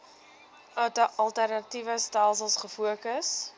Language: Afrikaans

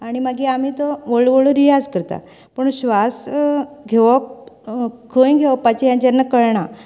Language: Konkani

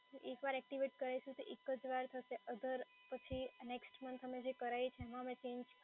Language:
Gujarati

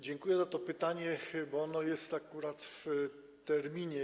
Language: Polish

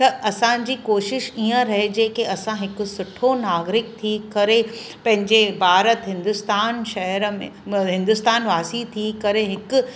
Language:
Sindhi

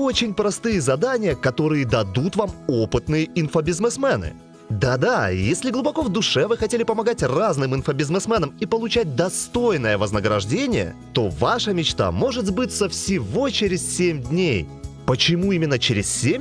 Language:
Russian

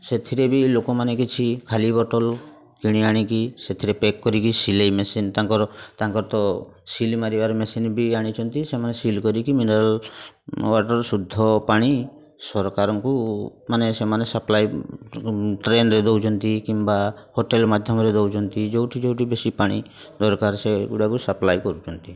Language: Odia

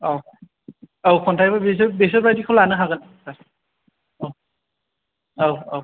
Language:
Bodo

